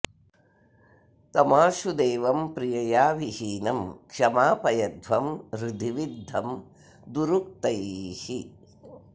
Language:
Sanskrit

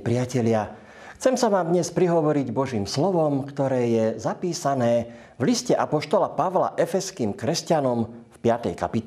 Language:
Slovak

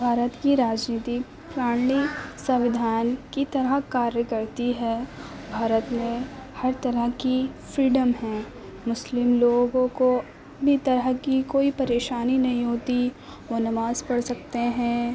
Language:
Urdu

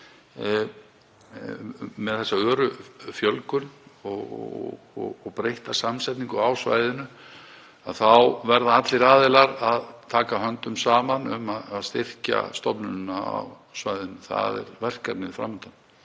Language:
Icelandic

